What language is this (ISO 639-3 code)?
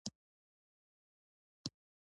pus